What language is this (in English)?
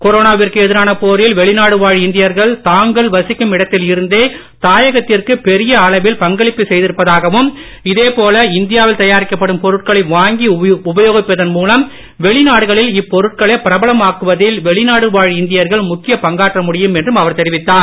Tamil